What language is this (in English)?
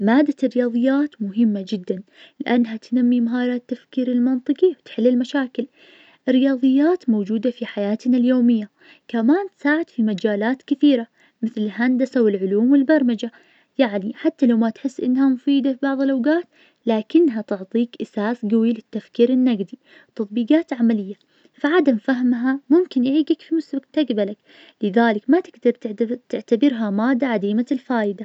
Najdi Arabic